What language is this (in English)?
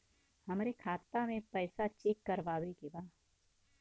Bhojpuri